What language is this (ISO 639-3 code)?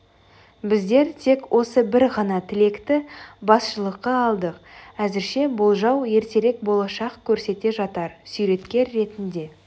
kaz